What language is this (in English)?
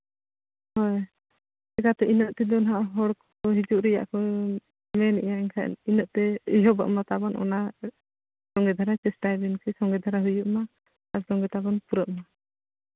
Santali